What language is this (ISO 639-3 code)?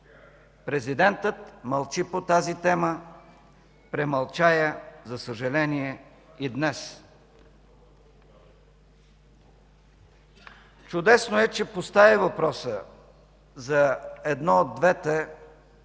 bul